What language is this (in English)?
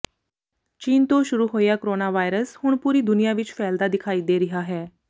Punjabi